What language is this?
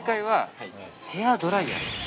Japanese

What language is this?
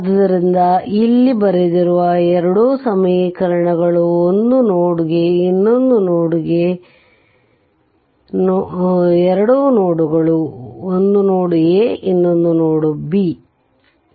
Kannada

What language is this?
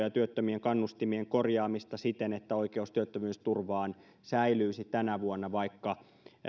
Finnish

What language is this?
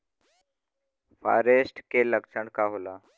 Bhojpuri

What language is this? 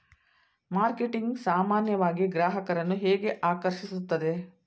Kannada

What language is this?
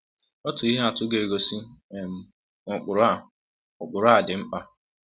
Igbo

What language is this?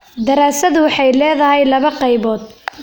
Somali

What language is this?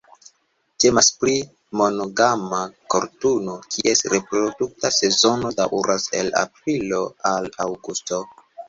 Esperanto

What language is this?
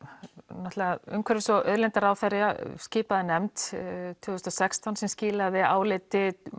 Icelandic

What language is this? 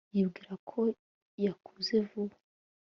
Kinyarwanda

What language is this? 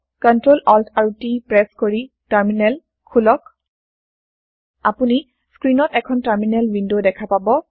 Assamese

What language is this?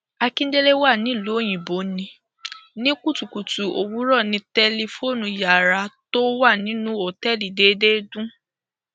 Yoruba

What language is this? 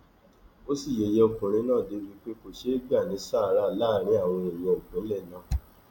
Yoruba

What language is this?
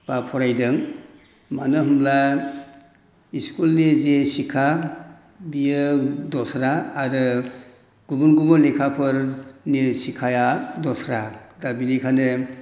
Bodo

